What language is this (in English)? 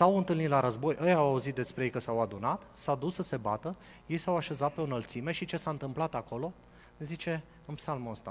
Romanian